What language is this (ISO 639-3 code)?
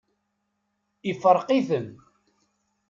kab